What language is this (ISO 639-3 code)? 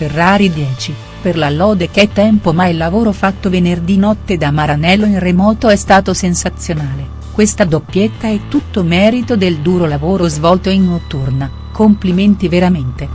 ita